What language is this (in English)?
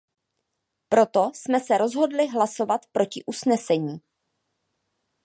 Czech